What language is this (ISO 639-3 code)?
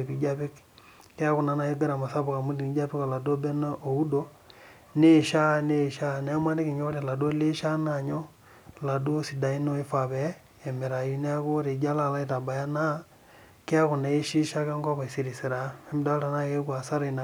mas